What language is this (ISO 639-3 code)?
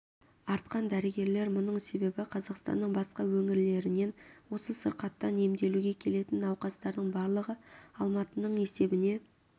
kaz